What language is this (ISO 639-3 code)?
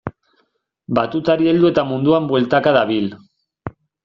eus